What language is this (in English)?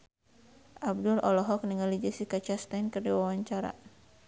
Sundanese